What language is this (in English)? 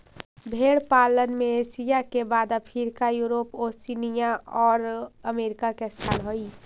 Magahi